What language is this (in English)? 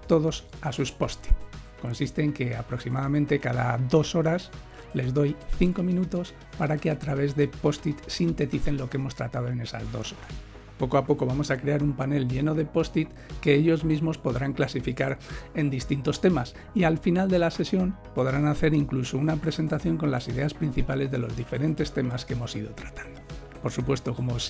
Spanish